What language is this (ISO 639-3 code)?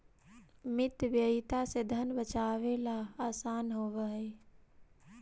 mag